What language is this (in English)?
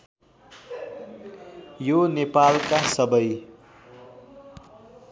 Nepali